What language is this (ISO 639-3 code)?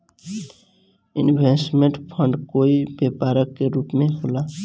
bho